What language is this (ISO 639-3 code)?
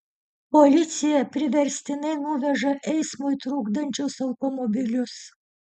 lit